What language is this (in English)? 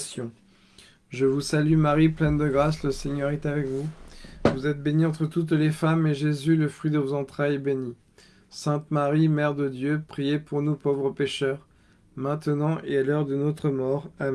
French